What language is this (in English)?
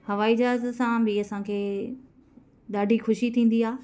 Sindhi